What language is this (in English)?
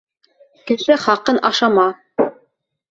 Bashkir